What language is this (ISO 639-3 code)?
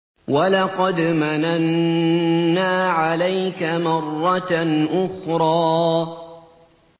ara